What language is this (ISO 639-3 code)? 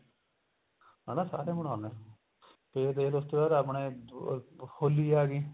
pan